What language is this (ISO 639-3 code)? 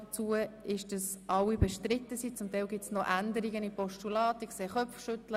gsw